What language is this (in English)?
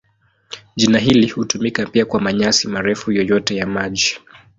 Swahili